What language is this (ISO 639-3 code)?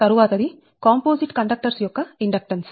tel